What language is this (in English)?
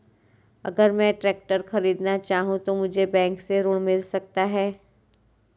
Hindi